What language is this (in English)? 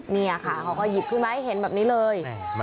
Thai